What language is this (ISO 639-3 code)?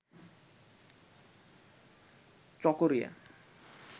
ben